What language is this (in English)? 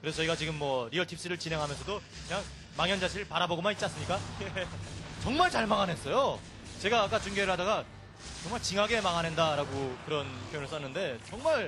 Korean